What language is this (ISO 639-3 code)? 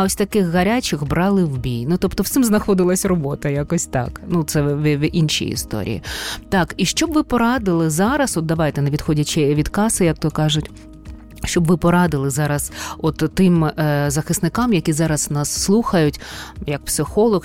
ukr